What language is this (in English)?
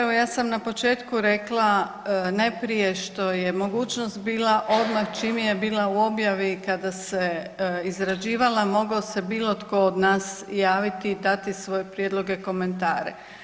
Croatian